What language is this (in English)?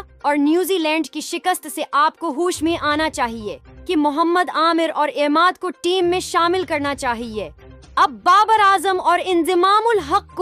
Hindi